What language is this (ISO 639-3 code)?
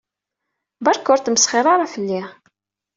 kab